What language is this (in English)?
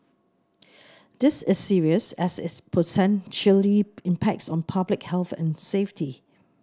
English